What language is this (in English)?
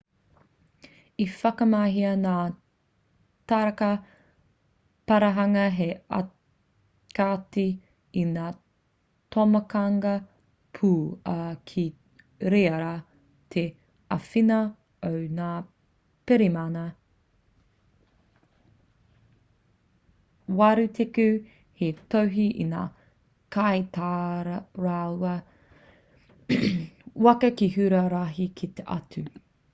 Māori